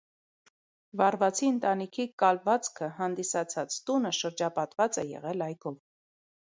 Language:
Armenian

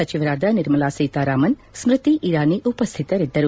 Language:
Kannada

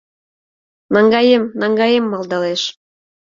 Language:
Mari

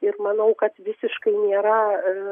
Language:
Lithuanian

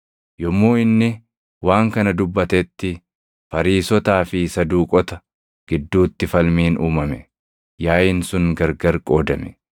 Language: Oromo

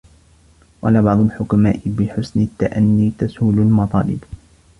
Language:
Arabic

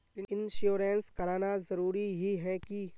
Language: Magahi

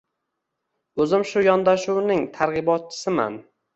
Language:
Uzbek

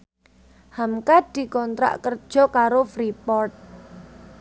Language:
Javanese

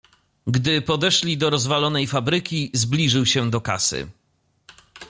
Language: Polish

